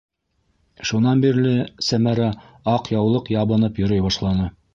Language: Bashkir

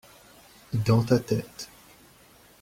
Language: French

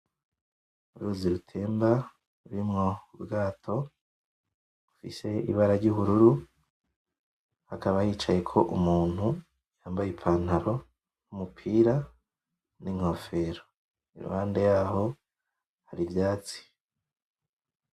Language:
Rundi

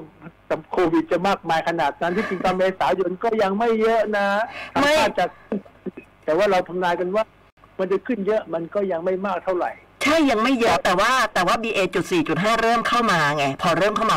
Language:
Thai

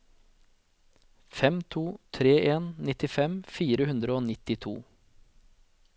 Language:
Norwegian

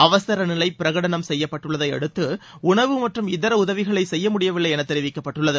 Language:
Tamil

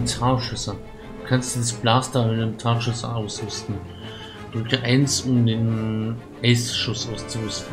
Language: German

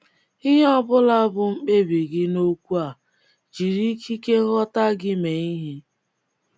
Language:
Igbo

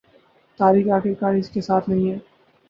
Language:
Urdu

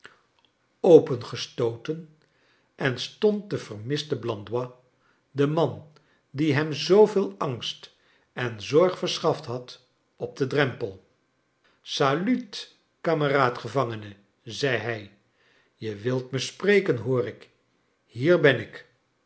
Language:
Dutch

